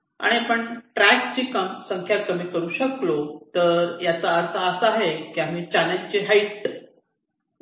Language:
Marathi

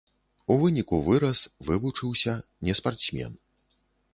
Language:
Belarusian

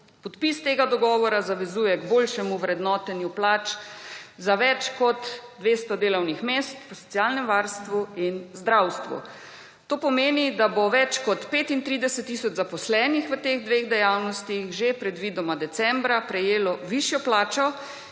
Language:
Slovenian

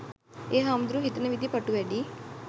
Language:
Sinhala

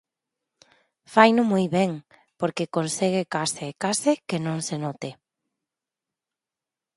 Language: Galician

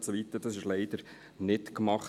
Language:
Swiss German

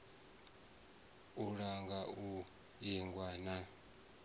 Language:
Venda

